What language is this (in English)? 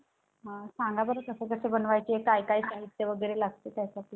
Marathi